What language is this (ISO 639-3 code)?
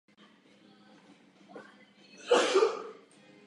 ces